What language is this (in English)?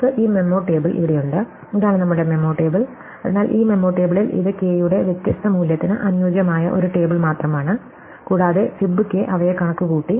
Malayalam